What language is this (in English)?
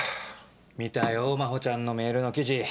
Japanese